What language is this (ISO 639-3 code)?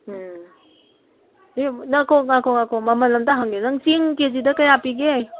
mni